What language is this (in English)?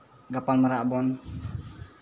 Santali